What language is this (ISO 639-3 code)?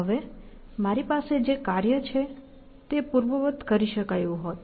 guj